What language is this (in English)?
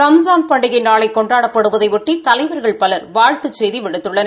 Tamil